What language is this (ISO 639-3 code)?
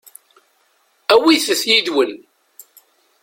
kab